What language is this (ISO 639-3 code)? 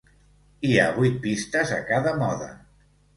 cat